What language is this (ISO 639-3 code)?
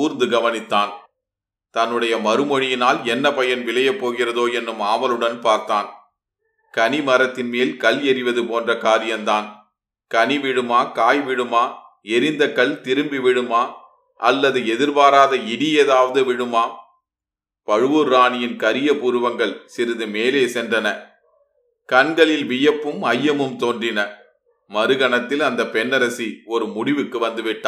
tam